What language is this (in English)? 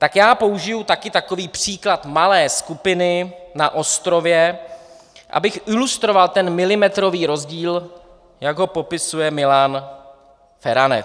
Czech